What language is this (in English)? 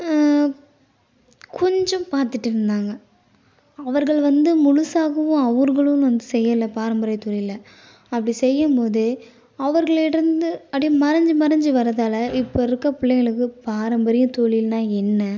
Tamil